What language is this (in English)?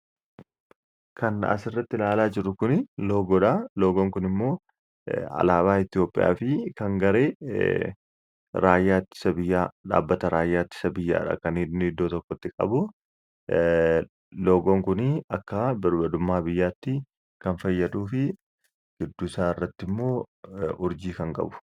Oromo